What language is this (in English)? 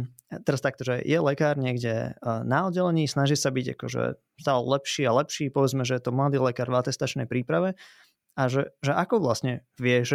Slovak